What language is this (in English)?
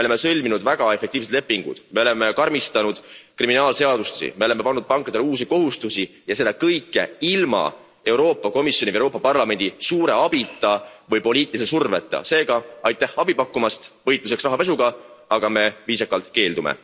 Estonian